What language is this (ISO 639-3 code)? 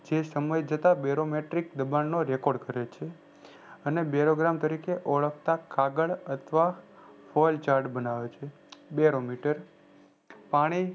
guj